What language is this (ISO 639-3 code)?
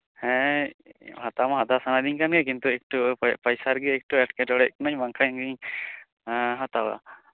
sat